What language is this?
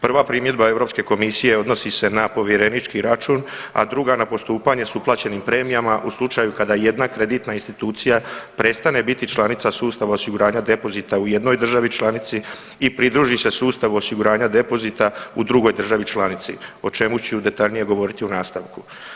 Croatian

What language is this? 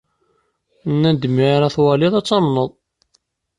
Kabyle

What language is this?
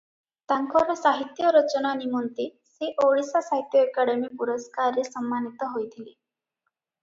Odia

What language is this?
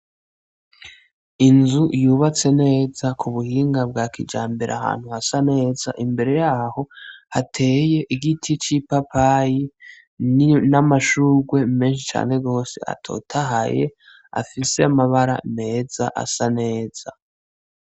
Rundi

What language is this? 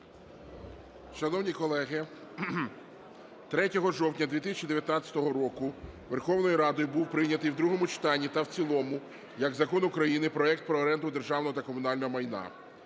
Ukrainian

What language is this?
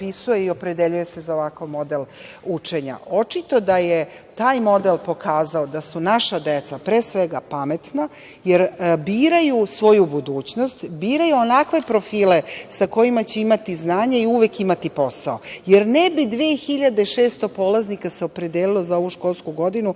Serbian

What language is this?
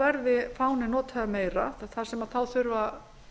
Icelandic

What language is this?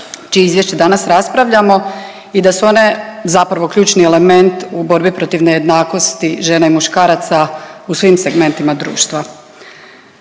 Croatian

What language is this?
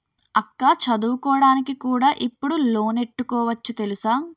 Telugu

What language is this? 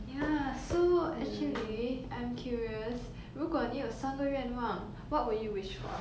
English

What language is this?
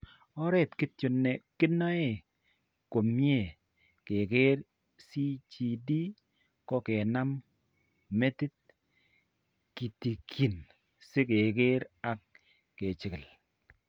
Kalenjin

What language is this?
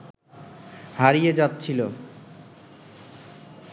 Bangla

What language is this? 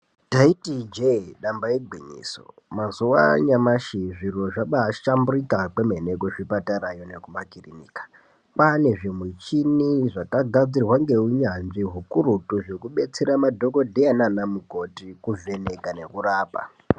Ndau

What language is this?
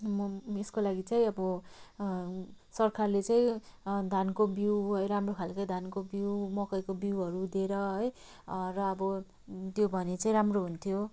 Nepali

